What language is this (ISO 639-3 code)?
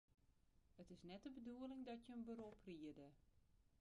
fry